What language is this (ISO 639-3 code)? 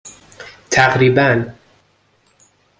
fas